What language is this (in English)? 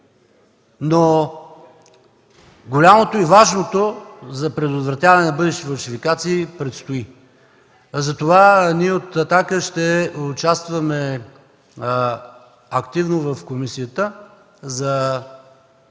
Bulgarian